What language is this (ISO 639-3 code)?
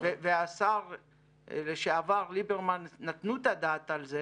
heb